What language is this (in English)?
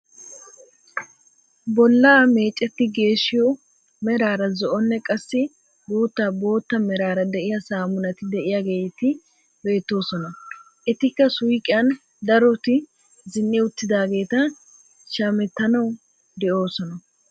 Wolaytta